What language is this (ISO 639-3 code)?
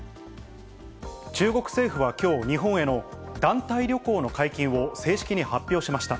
jpn